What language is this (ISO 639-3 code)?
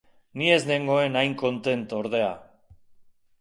eus